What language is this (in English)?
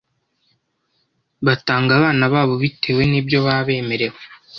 Kinyarwanda